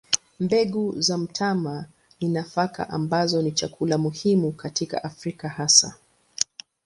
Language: Swahili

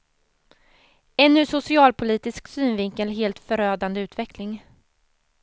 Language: Swedish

